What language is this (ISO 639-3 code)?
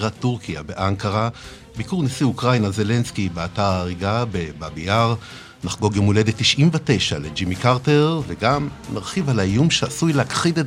heb